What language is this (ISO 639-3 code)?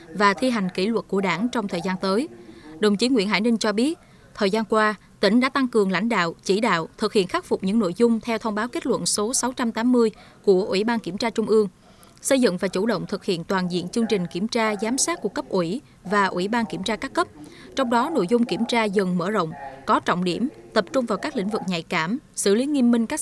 vie